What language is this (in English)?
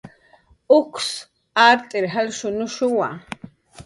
Jaqaru